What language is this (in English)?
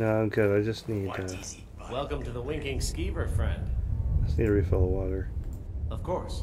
English